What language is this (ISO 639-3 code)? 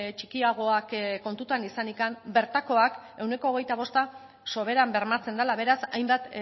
eus